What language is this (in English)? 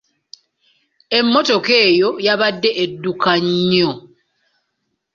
Ganda